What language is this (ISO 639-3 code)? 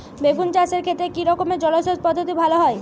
ben